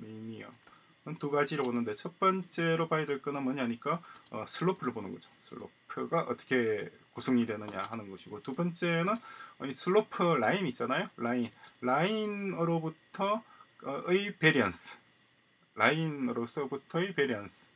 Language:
Korean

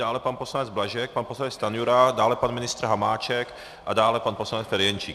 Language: Czech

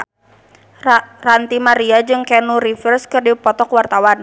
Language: Sundanese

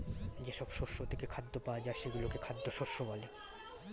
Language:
Bangla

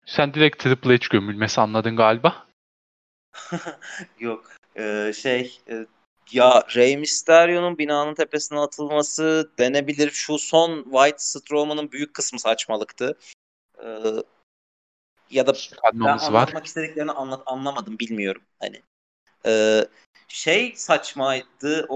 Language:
Turkish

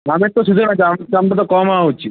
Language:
Bangla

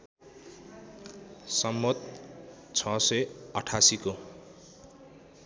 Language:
Nepali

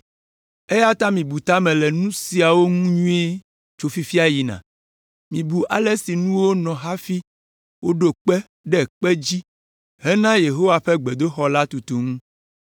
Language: Ewe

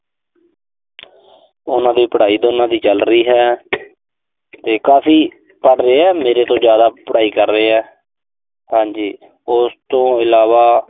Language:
Punjabi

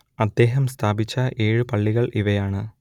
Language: Malayalam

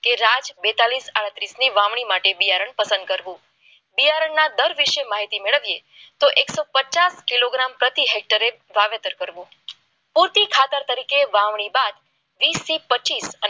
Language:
Gujarati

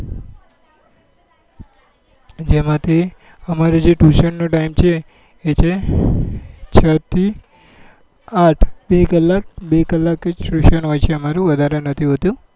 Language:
Gujarati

